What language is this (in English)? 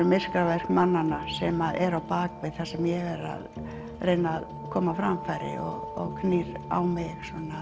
Icelandic